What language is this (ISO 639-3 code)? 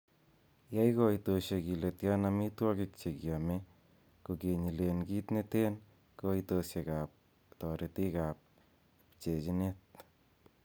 kln